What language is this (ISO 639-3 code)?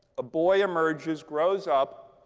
eng